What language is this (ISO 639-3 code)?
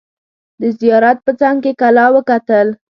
pus